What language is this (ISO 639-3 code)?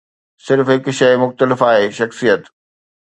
snd